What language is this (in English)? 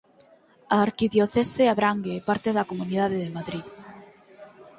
Galician